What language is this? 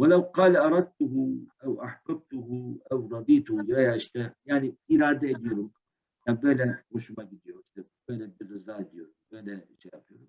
Turkish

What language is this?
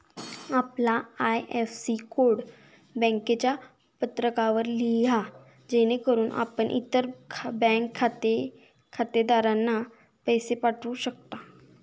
Marathi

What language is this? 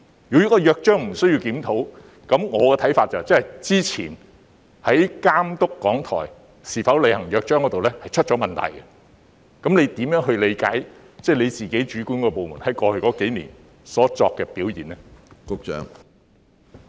Cantonese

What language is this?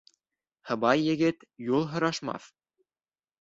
Bashkir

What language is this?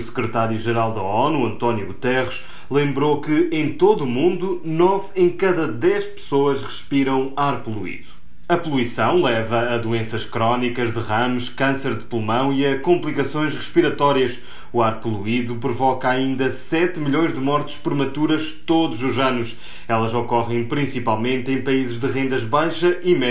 Portuguese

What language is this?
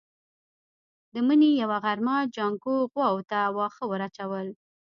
Pashto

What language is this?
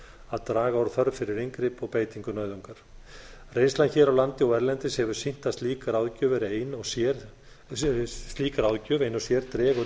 Icelandic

